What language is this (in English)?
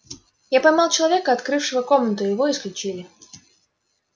Russian